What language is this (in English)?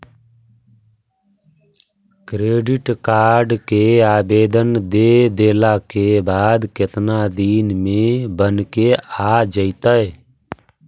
Magahi